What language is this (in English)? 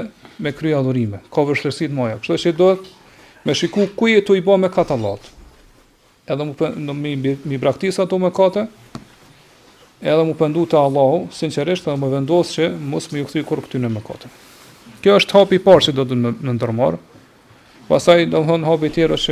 Romanian